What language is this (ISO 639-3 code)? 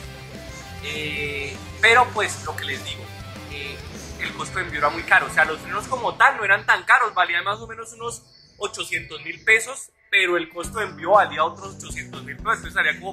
spa